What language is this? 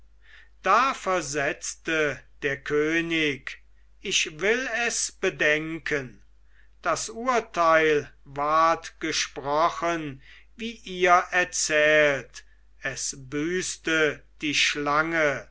German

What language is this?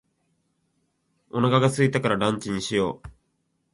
Japanese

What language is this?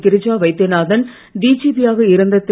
Tamil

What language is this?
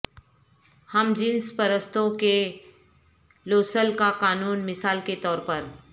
Urdu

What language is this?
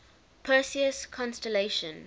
English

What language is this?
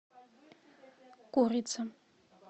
Russian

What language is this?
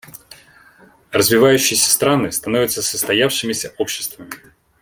Russian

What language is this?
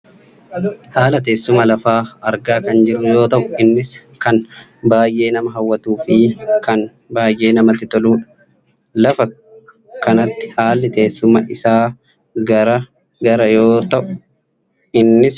Oromo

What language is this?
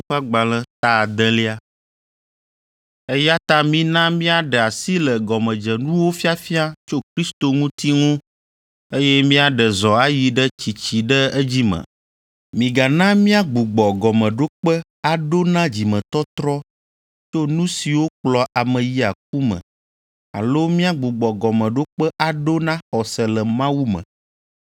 Ewe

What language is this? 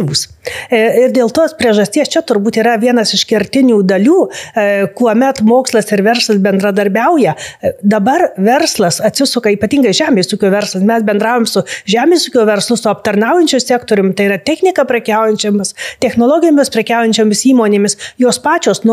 Lithuanian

